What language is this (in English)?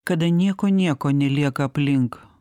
Lithuanian